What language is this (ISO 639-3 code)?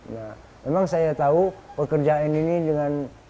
ind